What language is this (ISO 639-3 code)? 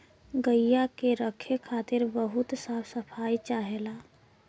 bho